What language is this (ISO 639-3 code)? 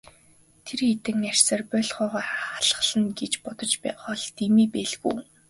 mon